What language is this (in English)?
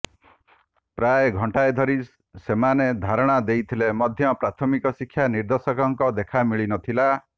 Odia